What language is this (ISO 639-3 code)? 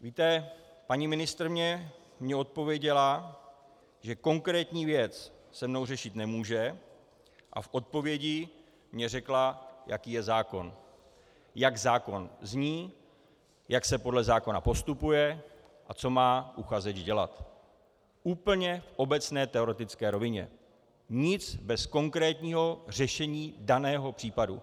ces